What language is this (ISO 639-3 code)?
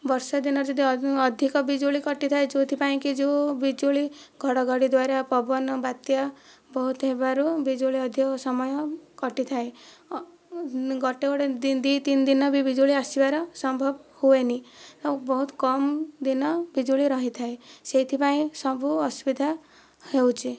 ori